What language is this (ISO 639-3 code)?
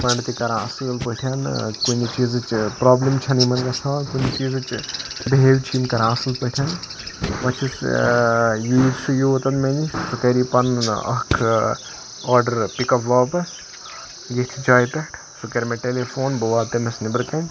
kas